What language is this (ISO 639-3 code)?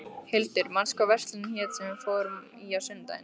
isl